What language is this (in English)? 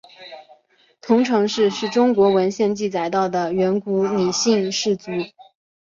Chinese